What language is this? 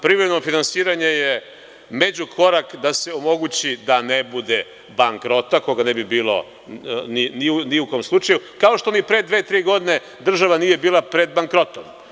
Serbian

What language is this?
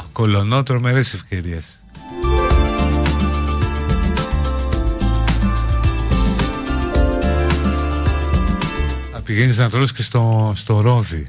Greek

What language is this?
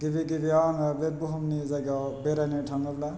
Bodo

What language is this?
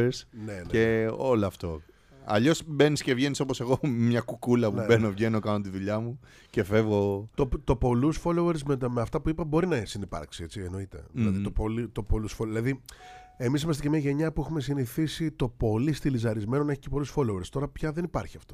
Greek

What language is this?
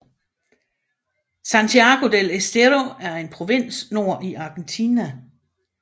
Danish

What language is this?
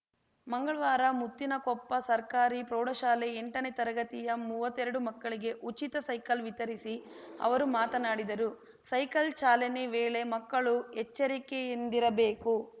Kannada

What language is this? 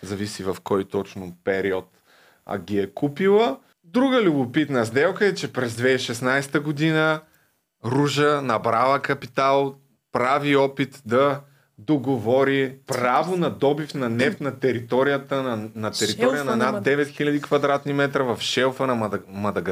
Bulgarian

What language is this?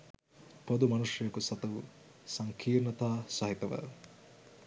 Sinhala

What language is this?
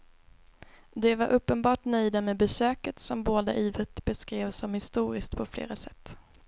Swedish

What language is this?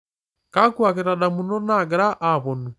Masai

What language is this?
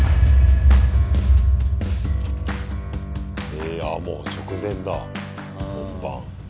Japanese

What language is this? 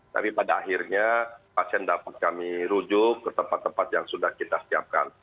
Indonesian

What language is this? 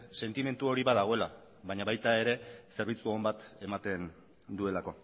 Basque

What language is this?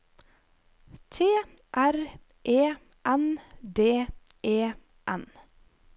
Norwegian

